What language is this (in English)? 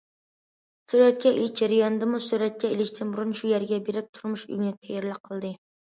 Uyghur